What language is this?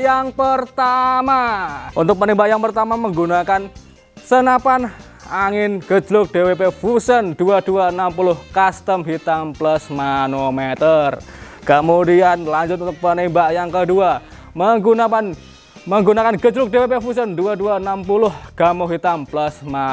Indonesian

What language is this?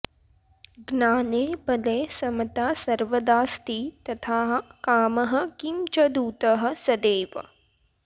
Sanskrit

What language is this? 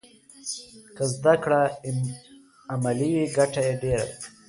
Pashto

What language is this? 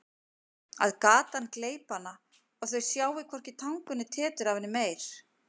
Icelandic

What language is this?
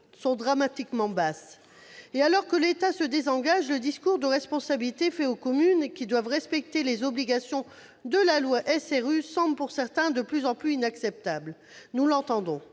French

